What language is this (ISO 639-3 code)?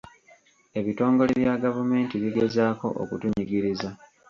lug